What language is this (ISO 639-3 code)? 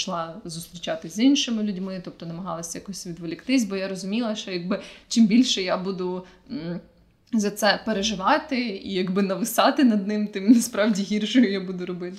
ukr